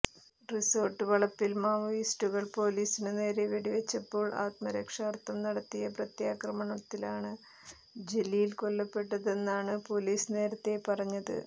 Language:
Malayalam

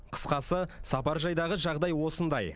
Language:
Kazakh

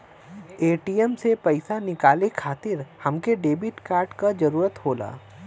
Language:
Bhojpuri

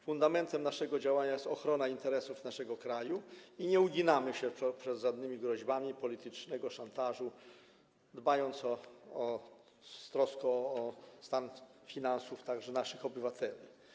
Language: Polish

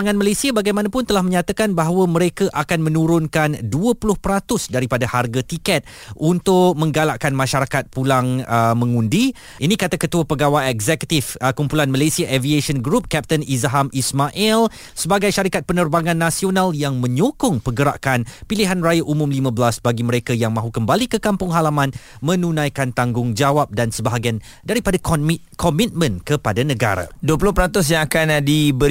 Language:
Malay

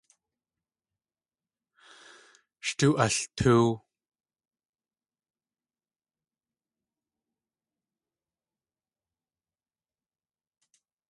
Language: Tlingit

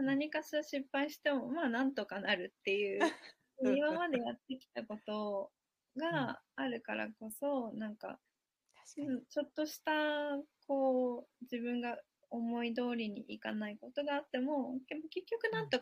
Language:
Japanese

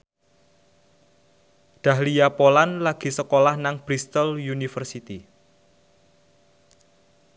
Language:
Javanese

